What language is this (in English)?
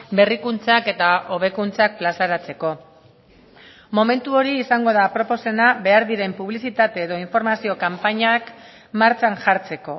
Basque